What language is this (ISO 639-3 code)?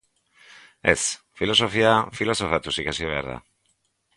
eus